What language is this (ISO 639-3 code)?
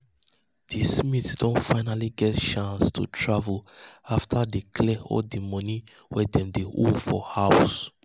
pcm